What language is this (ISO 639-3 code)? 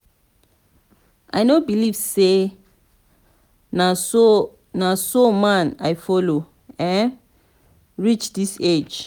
pcm